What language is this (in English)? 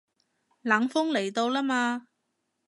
Cantonese